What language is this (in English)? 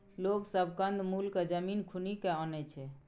Maithili